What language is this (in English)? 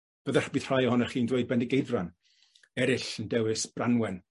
Welsh